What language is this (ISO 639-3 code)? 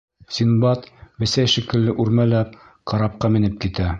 bak